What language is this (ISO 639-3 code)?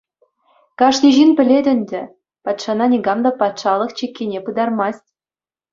chv